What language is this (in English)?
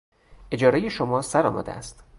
Persian